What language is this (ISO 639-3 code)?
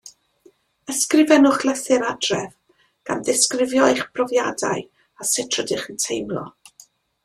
cym